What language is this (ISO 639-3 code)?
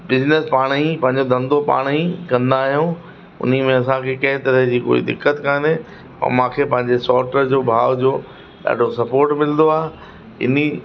snd